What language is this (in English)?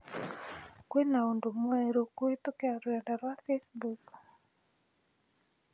Kikuyu